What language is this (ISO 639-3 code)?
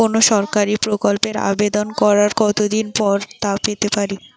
ben